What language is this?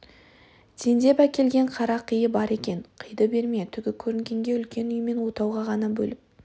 Kazakh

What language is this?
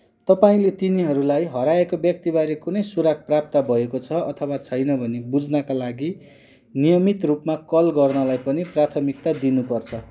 Nepali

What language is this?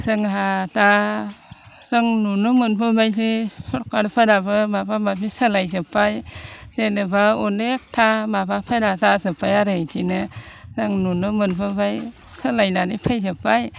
Bodo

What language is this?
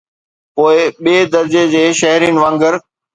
Sindhi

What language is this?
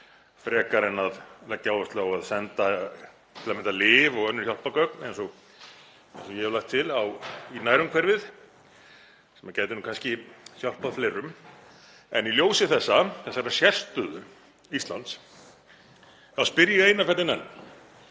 Icelandic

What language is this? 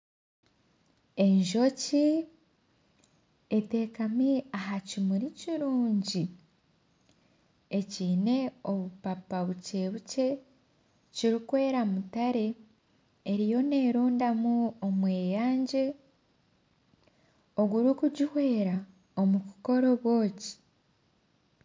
Nyankole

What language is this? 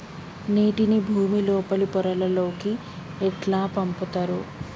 Telugu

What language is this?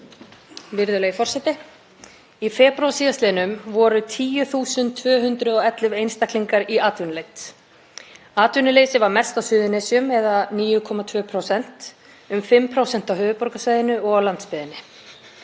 Icelandic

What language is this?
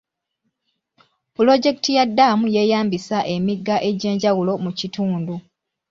Ganda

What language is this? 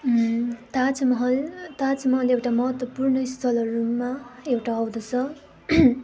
Nepali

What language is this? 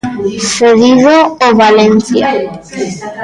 Galician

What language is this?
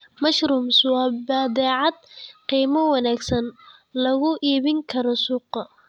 Somali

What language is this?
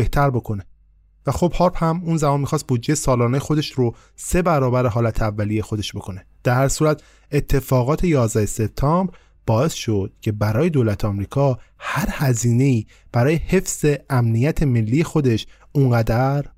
Persian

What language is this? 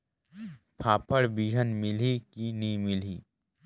Chhattisgarhi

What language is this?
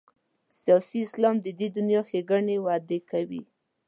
Pashto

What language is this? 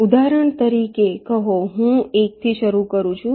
Gujarati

